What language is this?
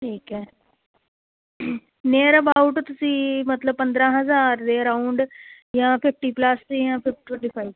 Punjabi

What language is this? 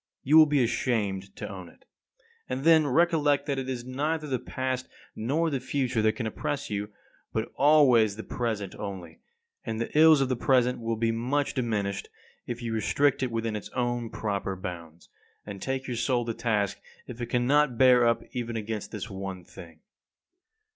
English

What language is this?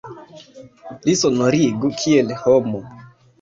Esperanto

